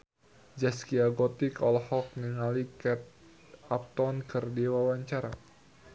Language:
Sundanese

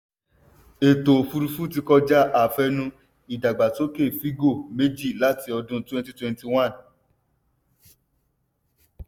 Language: Yoruba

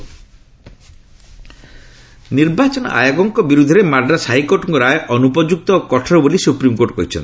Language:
Odia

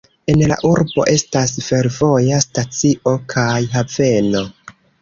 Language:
Esperanto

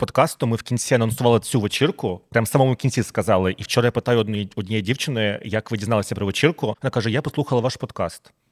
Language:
Ukrainian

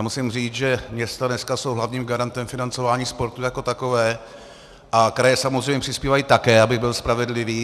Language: Czech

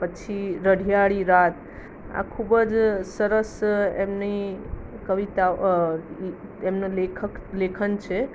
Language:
Gujarati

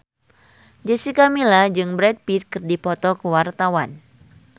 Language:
Sundanese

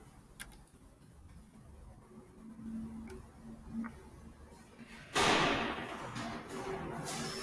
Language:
Turkish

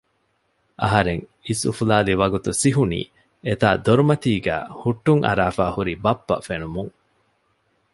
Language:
Divehi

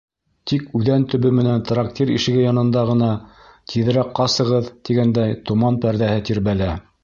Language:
Bashkir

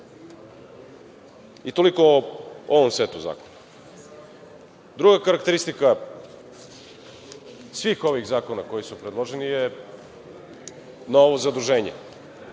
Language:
Serbian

